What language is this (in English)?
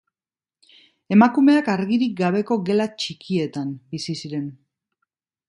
Basque